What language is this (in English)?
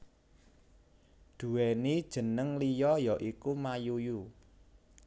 Javanese